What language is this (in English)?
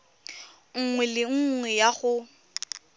Tswana